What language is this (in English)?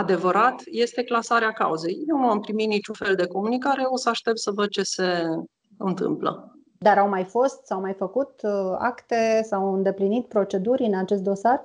Romanian